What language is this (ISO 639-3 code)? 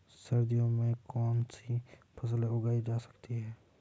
hin